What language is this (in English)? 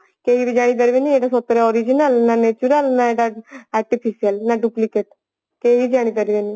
Odia